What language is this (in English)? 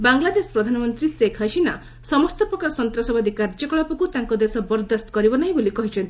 Odia